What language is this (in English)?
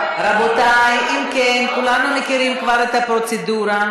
Hebrew